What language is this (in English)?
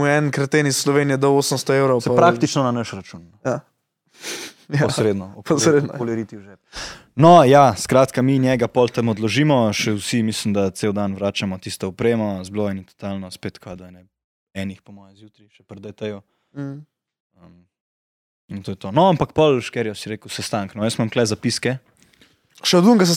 Slovak